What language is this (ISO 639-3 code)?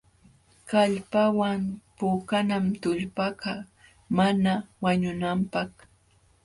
qxw